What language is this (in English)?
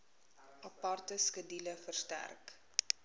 Afrikaans